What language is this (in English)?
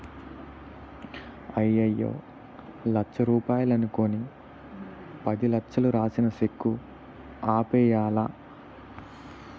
Telugu